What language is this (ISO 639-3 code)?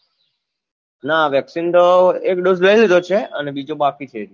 guj